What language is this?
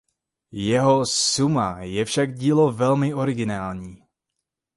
Czech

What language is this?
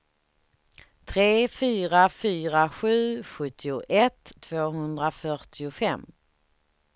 Swedish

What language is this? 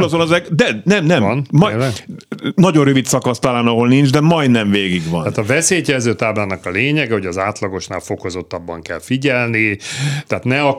Hungarian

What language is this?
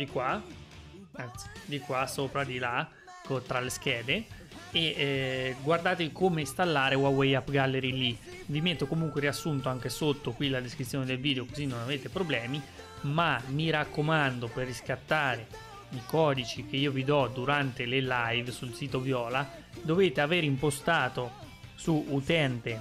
Italian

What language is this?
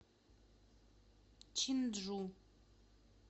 Russian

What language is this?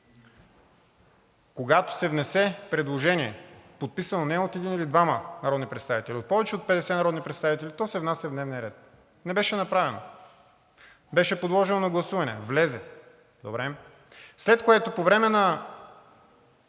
Bulgarian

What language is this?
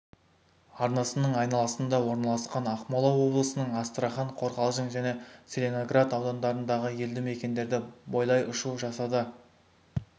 Kazakh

